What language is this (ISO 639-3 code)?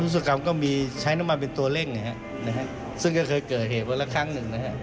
tha